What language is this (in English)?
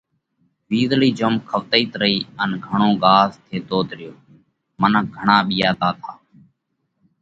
Parkari Koli